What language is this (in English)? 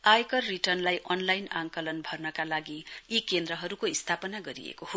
Nepali